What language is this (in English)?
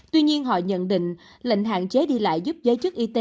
Vietnamese